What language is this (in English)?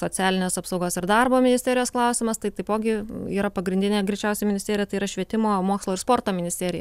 Lithuanian